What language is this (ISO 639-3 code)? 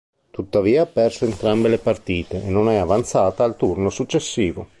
ita